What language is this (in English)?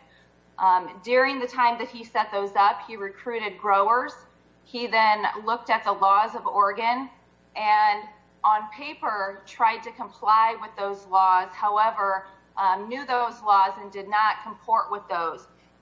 English